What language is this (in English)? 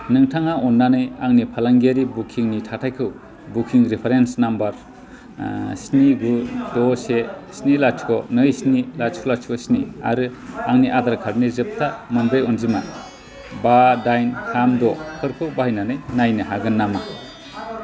Bodo